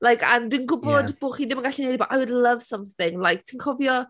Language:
Welsh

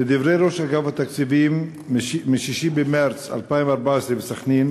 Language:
Hebrew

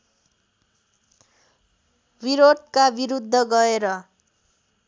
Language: Nepali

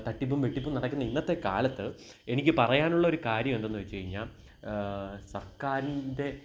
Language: Malayalam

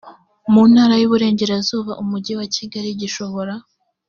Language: Kinyarwanda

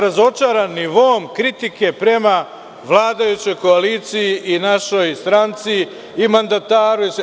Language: Serbian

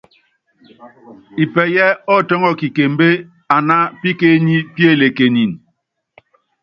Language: Yangben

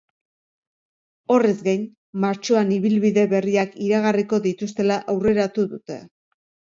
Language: Basque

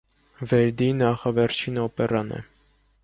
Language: Armenian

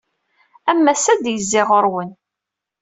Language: Kabyle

